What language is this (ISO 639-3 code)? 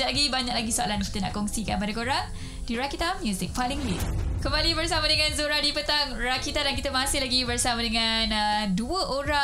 msa